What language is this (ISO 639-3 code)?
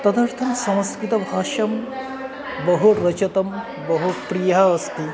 san